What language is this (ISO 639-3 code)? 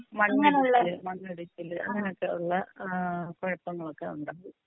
mal